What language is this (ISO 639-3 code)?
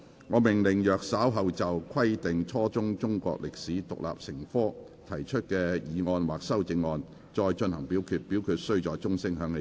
yue